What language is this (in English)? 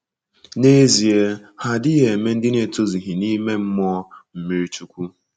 Igbo